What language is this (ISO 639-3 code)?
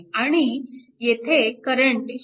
mar